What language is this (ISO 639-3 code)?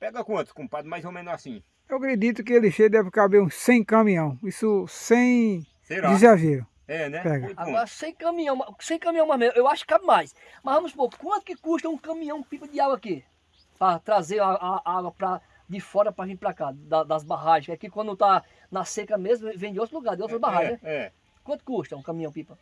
por